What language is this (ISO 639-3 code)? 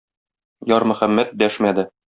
tat